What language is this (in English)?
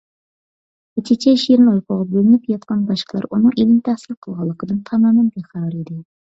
Uyghur